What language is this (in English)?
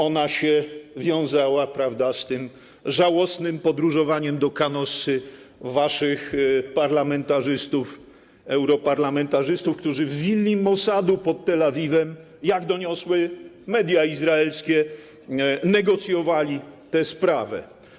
Polish